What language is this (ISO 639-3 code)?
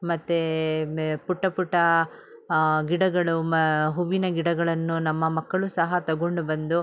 kan